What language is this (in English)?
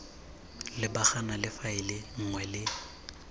Tswana